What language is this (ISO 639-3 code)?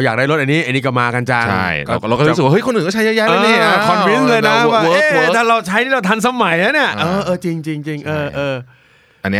tha